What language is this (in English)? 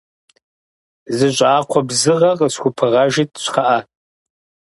Kabardian